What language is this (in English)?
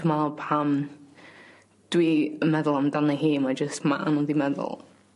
Welsh